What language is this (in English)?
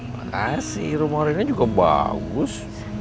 Indonesian